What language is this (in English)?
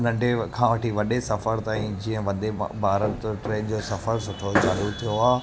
Sindhi